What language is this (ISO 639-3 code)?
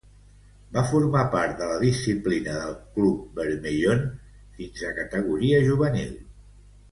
cat